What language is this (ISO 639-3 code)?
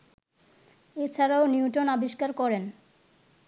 ben